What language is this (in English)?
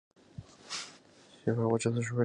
Chinese